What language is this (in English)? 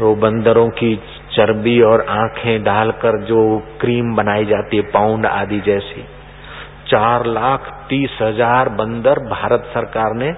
Hindi